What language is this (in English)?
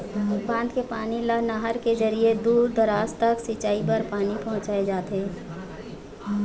Chhattisgarhi